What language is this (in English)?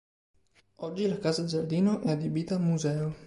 Italian